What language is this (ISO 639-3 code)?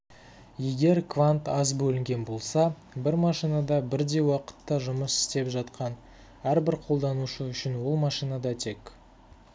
kaz